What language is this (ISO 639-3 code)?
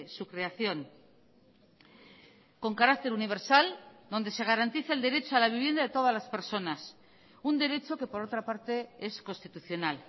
spa